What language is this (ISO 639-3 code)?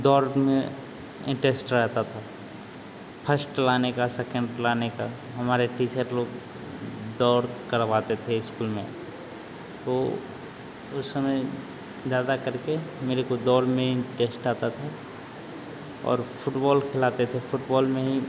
hin